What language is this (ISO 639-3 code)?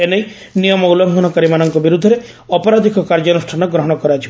ori